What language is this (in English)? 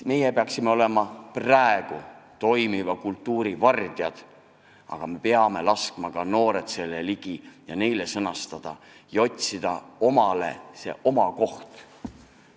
Estonian